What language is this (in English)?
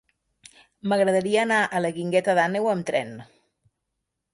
Catalan